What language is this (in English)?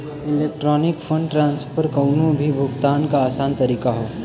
Bhojpuri